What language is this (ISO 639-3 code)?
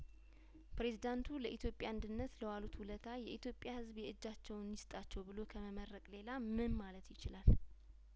amh